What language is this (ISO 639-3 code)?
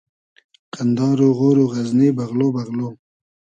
haz